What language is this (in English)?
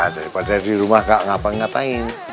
Indonesian